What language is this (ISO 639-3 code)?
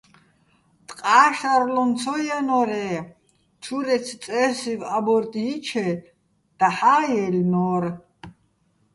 bbl